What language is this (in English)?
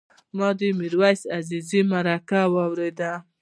Pashto